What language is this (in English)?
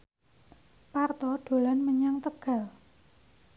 Javanese